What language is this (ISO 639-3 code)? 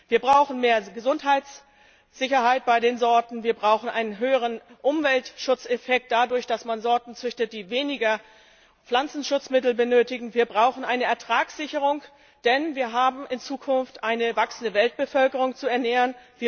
deu